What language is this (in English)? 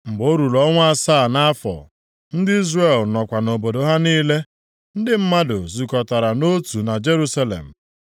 Igbo